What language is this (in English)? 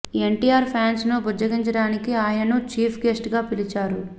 Telugu